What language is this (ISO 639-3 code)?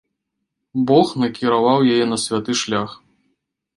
bel